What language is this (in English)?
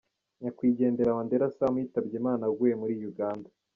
Kinyarwanda